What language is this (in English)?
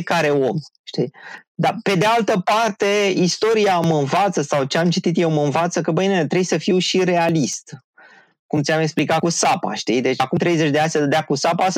Romanian